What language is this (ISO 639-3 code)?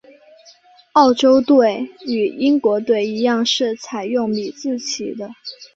zho